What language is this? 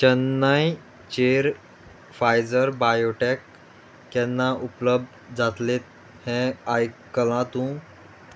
Konkani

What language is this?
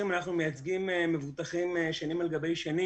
Hebrew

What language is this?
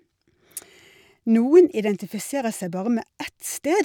Norwegian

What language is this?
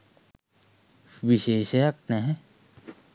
Sinhala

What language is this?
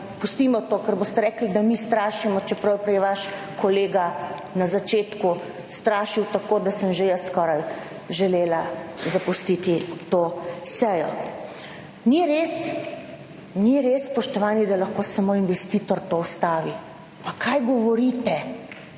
Slovenian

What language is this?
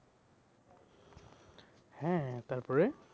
Bangla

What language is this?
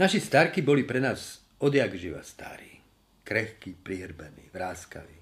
Slovak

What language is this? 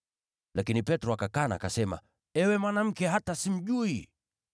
Swahili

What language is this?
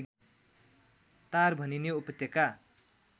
Nepali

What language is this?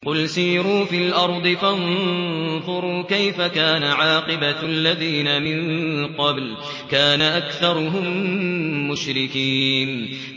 Arabic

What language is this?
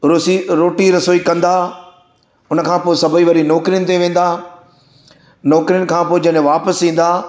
Sindhi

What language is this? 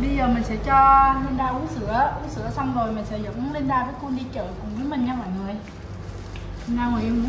Vietnamese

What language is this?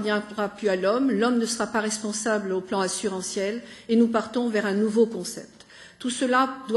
French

